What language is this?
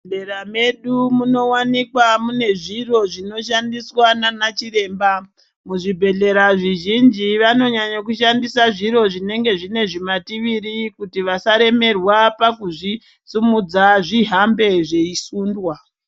Ndau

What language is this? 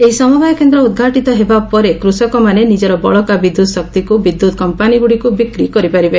Odia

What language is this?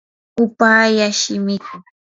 Yanahuanca Pasco Quechua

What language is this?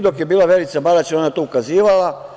Serbian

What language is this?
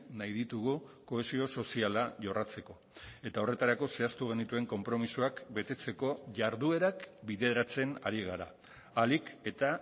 Basque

